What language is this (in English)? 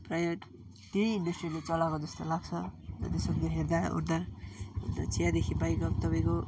Nepali